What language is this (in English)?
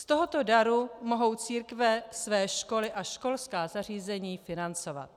Czech